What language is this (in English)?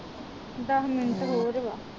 Punjabi